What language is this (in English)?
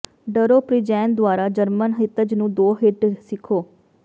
Punjabi